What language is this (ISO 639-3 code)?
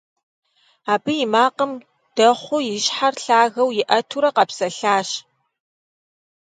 kbd